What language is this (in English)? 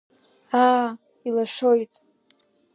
Abkhazian